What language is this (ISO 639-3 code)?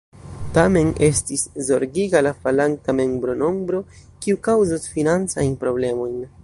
epo